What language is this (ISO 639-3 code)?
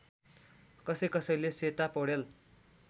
nep